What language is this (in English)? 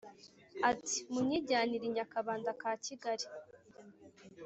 Kinyarwanda